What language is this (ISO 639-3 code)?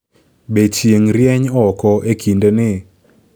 luo